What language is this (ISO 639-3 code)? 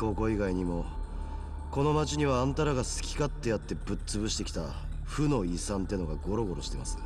jpn